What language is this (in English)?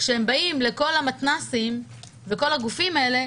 Hebrew